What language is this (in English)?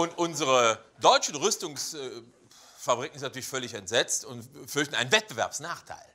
German